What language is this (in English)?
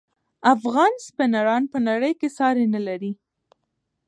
Pashto